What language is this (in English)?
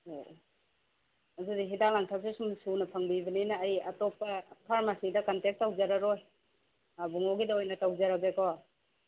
Manipuri